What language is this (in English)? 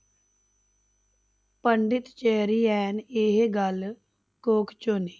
Punjabi